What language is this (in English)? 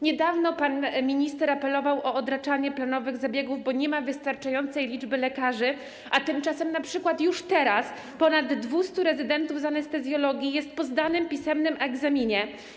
Polish